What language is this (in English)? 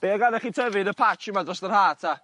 Welsh